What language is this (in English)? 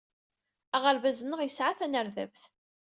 Kabyle